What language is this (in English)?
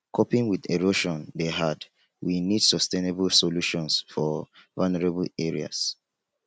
Nigerian Pidgin